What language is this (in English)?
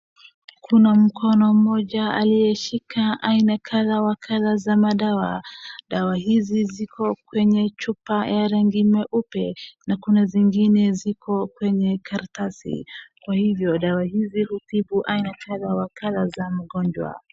Swahili